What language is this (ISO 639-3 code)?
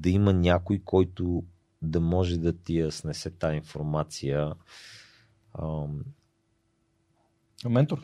bul